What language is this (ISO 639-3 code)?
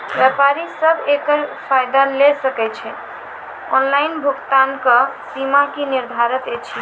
mai